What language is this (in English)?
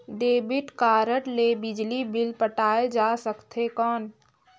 Chhattisgarhi